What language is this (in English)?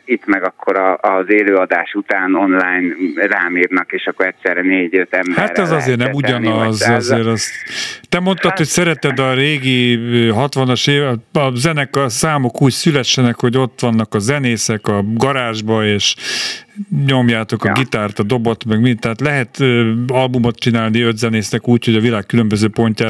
Hungarian